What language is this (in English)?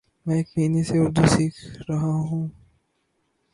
Urdu